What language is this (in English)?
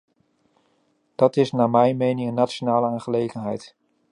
Dutch